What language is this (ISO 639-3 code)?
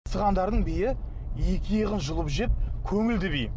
kaz